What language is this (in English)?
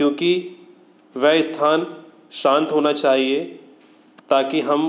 Hindi